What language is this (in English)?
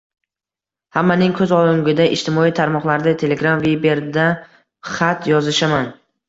Uzbek